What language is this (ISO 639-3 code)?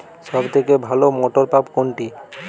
ben